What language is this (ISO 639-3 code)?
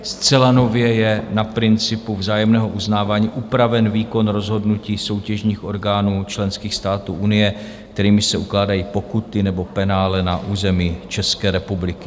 ces